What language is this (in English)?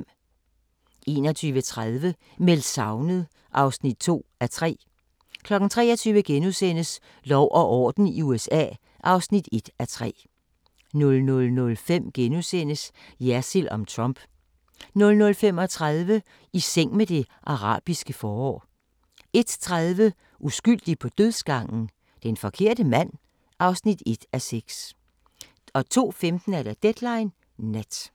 Danish